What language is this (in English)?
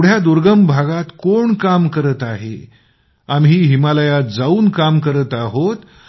Marathi